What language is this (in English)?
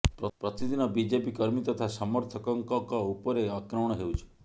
Odia